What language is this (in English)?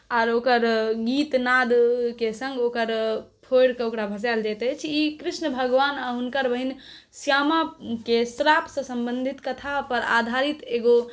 Maithili